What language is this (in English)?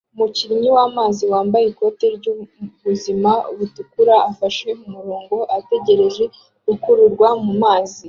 Kinyarwanda